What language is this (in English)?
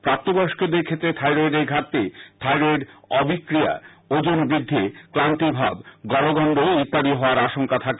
Bangla